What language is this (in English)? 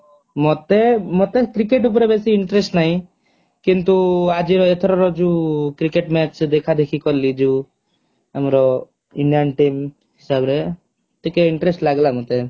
Odia